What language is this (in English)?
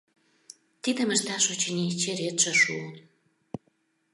Mari